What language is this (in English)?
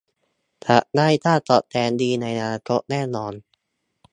Thai